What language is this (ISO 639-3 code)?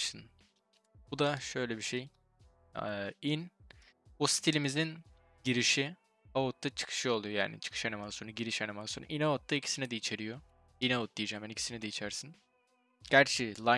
tur